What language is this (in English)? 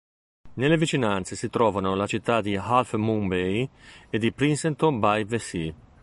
Italian